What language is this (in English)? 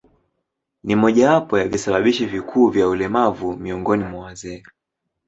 Swahili